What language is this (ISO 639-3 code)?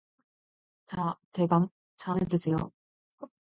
kor